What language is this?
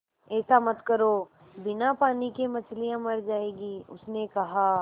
Hindi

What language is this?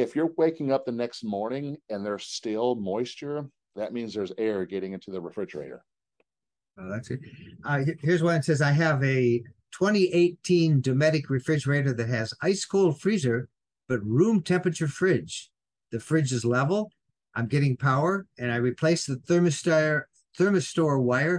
English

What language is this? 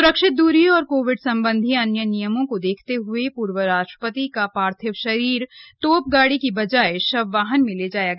Hindi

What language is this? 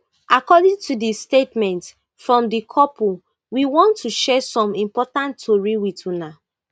Nigerian Pidgin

